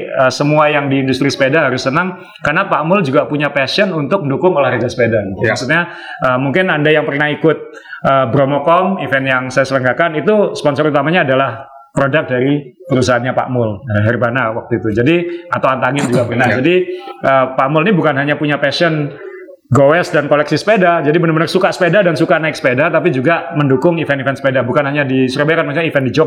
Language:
Indonesian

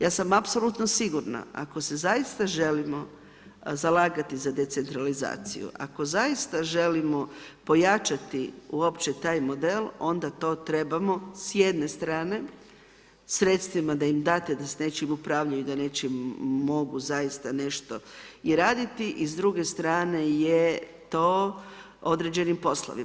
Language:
Croatian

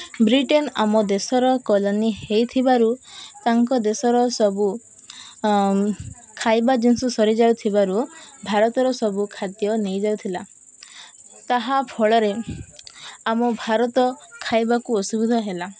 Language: Odia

